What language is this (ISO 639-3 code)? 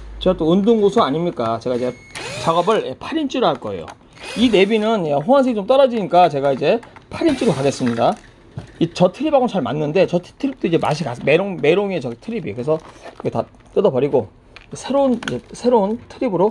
kor